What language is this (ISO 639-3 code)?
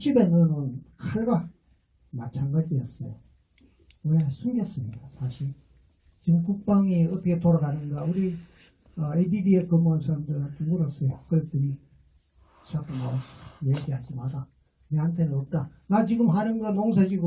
kor